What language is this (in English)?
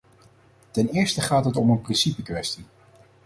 Dutch